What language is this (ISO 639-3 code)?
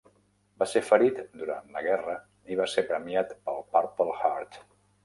cat